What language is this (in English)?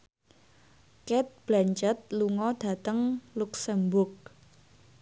Javanese